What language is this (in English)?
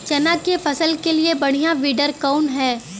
Bhojpuri